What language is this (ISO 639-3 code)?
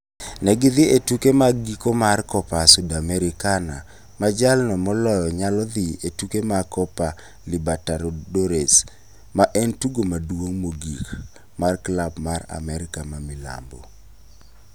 luo